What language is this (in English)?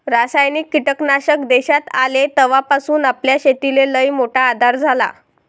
Marathi